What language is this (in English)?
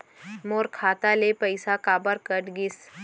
Chhattisgarhi